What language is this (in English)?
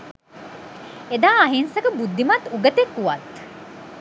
Sinhala